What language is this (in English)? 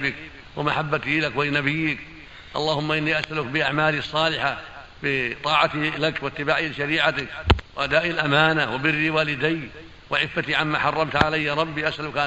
Arabic